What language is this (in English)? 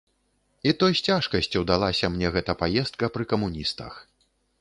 Belarusian